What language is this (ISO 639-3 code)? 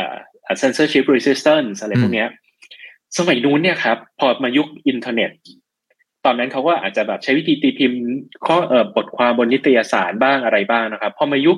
tha